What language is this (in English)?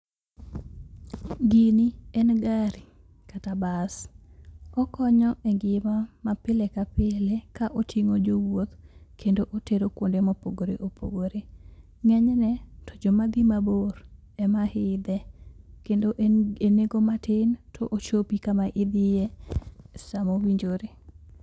Luo (Kenya and Tanzania)